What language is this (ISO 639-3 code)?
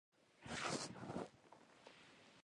pus